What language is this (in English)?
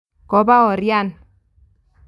Kalenjin